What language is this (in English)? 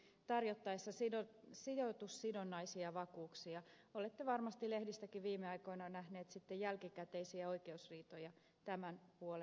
Finnish